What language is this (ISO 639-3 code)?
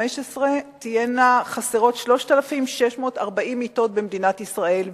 heb